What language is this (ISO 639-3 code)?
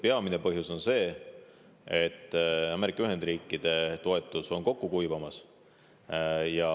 est